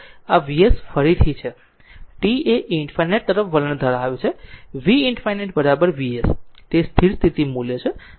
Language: Gujarati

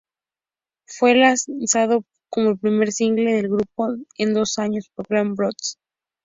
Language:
Spanish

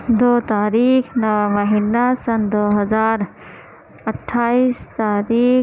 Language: Urdu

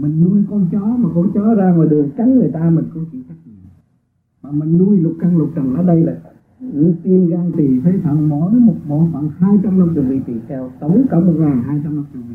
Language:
Vietnamese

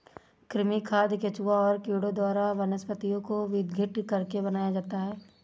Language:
Hindi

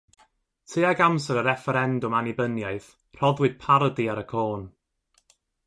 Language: Welsh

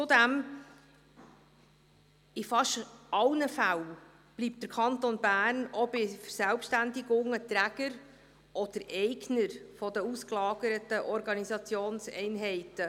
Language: Swiss German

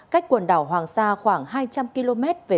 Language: Vietnamese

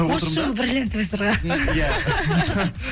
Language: Kazakh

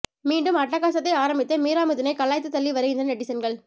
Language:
Tamil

